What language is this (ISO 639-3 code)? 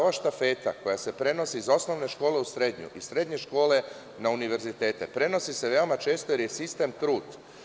srp